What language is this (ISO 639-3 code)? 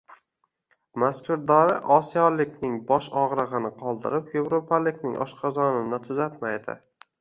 uzb